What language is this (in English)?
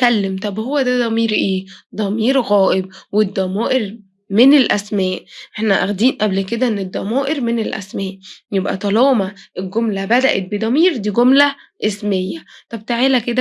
Arabic